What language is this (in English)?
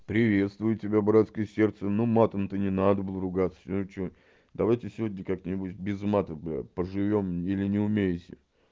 Russian